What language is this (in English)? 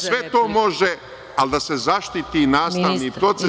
Serbian